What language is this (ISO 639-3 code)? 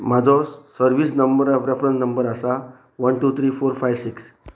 kok